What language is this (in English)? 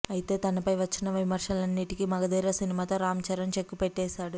Telugu